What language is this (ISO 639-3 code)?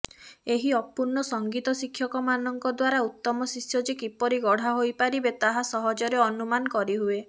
ori